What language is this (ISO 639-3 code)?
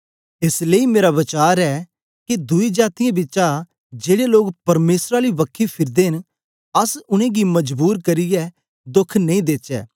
doi